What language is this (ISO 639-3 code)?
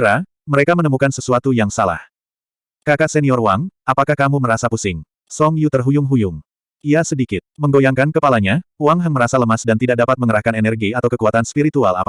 ind